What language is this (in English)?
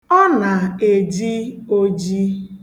Igbo